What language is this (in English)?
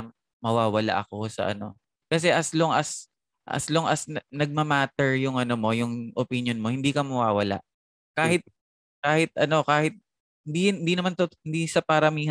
Filipino